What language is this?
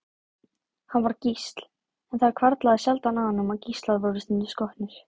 Icelandic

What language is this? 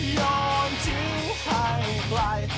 Thai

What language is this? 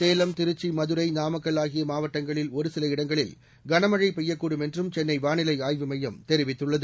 Tamil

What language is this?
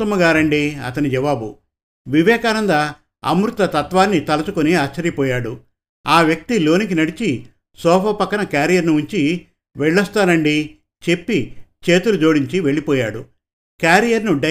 Telugu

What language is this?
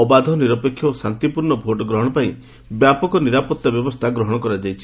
Odia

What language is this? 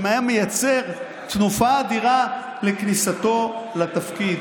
Hebrew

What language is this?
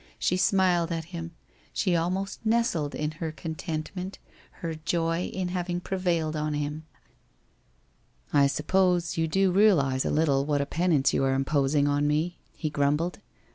English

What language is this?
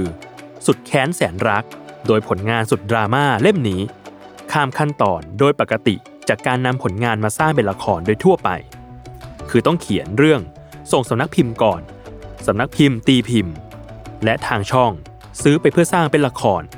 Thai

